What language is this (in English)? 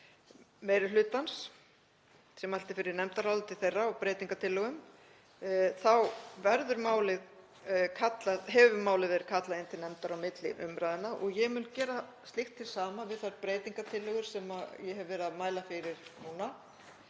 Icelandic